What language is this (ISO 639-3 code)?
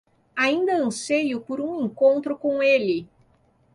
por